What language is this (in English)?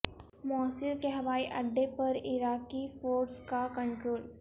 Urdu